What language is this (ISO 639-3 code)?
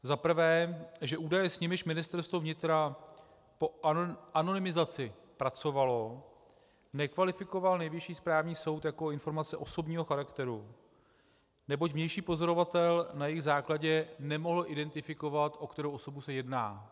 ces